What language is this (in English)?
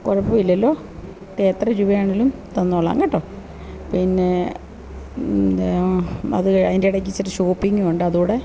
Malayalam